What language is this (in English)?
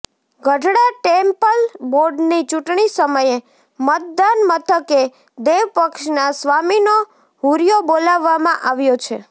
Gujarati